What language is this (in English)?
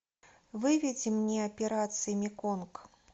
Russian